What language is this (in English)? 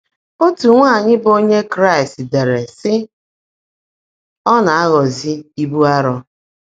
Igbo